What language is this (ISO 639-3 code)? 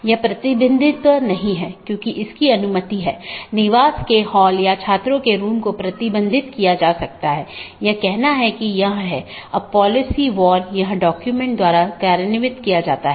hin